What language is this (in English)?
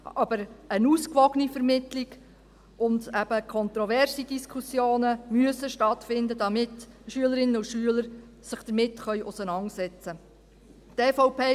Swiss German